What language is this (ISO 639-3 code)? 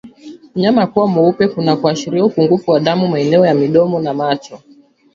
swa